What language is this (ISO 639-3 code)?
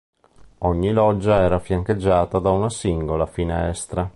ita